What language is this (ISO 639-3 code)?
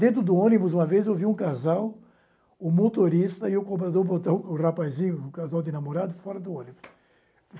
por